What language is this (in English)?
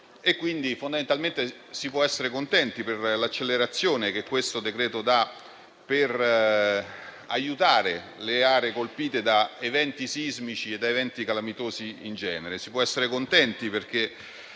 Italian